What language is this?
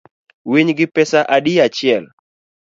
Luo (Kenya and Tanzania)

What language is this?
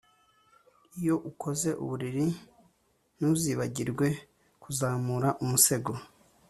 Kinyarwanda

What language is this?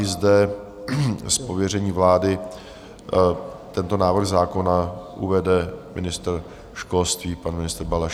Czech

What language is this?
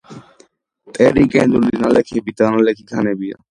Georgian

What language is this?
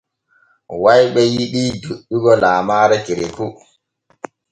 Borgu Fulfulde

